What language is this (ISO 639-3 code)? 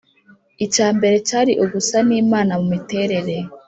kin